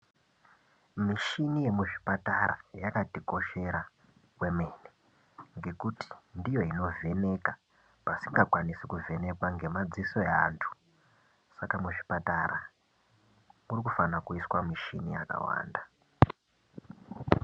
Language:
Ndau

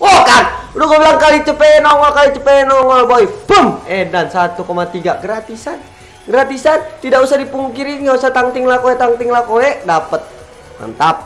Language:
Indonesian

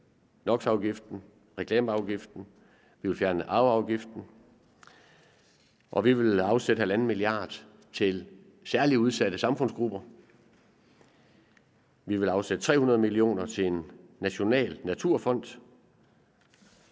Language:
Danish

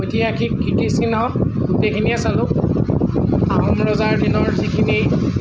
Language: Assamese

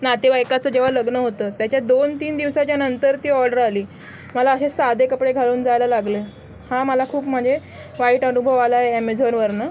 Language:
Marathi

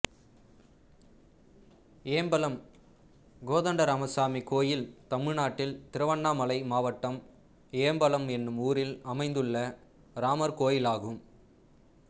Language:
Tamil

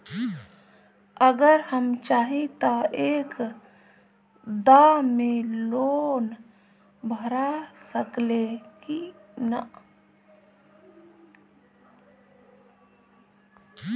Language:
Bhojpuri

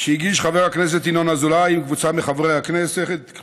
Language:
Hebrew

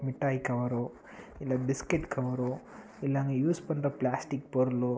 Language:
Tamil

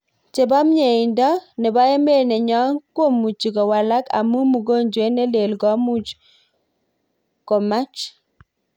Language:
Kalenjin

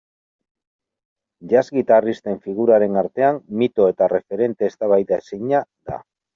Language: Basque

